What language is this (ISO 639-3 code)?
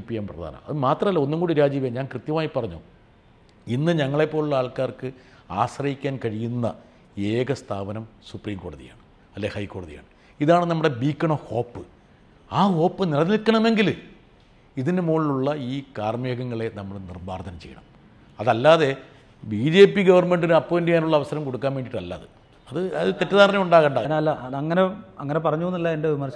mal